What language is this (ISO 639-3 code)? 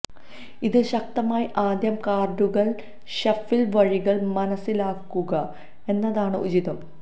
mal